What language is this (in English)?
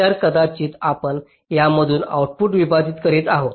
Marathi